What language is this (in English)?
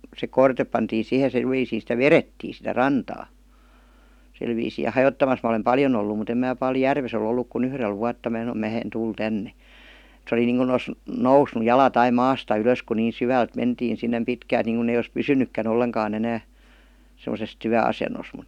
Finnish